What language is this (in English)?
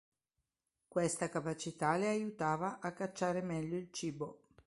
Italian